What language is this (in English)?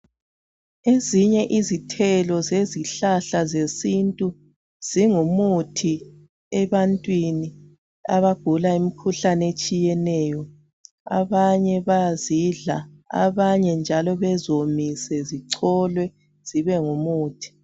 North Ndebele